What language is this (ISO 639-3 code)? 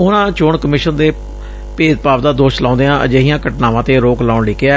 pan